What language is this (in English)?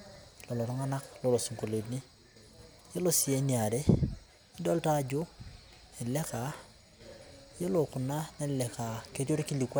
Masai